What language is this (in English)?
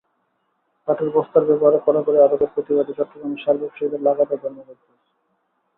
Bangla